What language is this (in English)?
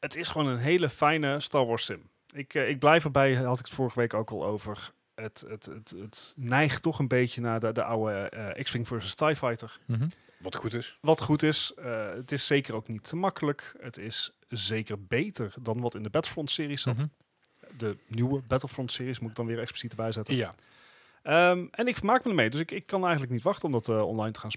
Dutch